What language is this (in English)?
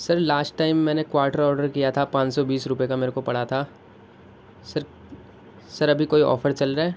Urdu